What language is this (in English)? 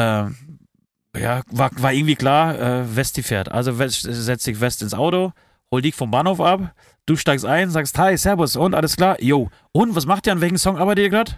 German